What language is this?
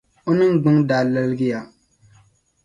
Dagbani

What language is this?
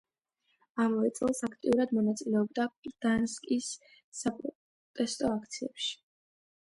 Georgian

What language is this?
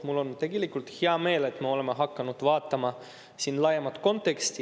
Estonian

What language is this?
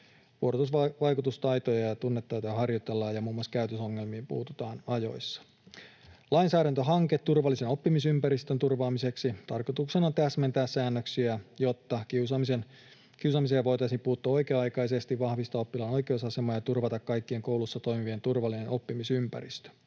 Finnish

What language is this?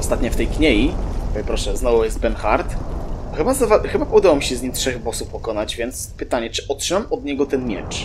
Polish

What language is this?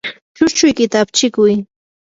Yanahuanca Pasco Quechua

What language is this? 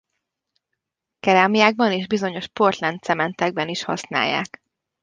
Hungarian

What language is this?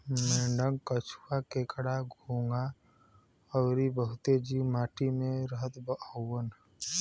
Bhojpuri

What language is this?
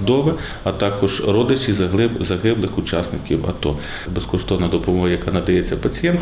Ukrainian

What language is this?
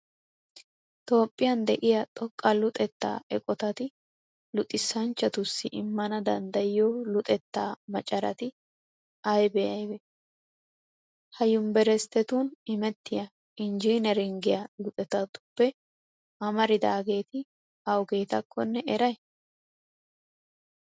Wolaytta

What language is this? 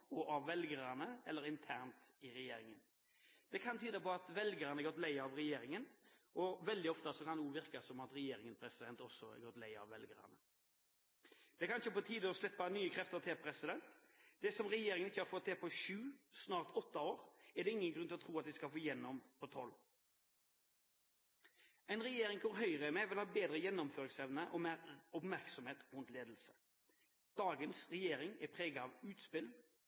Norwegian Bokmål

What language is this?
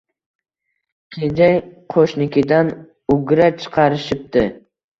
Uzbek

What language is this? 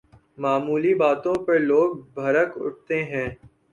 Urdu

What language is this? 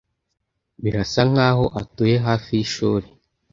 Kinyarwanda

